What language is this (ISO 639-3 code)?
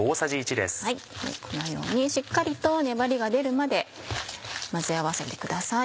jpn